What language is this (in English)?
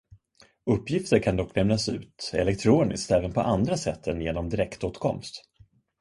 Swedish